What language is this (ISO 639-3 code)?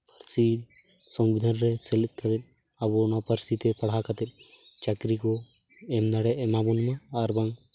sat